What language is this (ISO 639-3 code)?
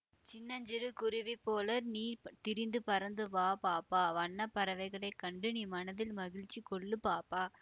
tam